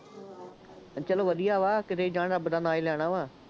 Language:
Punjabi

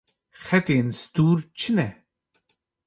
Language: Kurdish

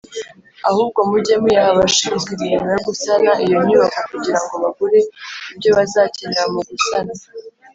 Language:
Kinyarwanda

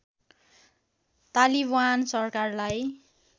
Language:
Nepali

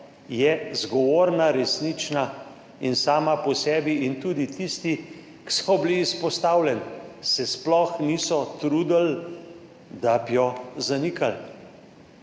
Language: Slovenian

